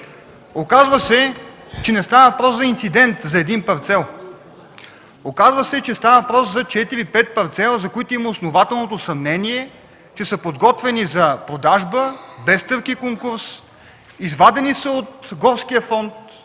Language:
Bulgarian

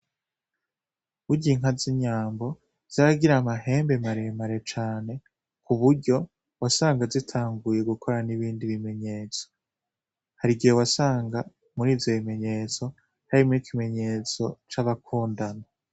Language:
Rundi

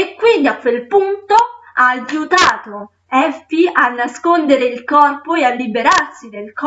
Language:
Italian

